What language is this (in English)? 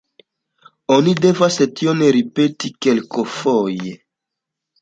Esperanto